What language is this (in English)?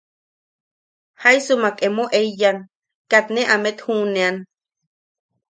Yaqui